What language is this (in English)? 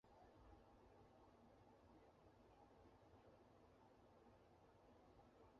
Chinese